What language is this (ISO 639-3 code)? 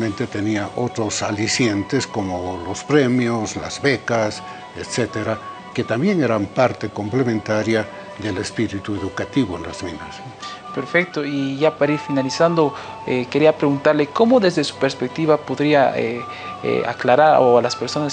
spa